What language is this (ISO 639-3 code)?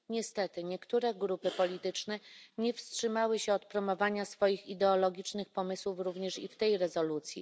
pol